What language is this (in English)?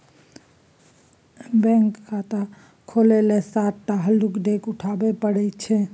Maithili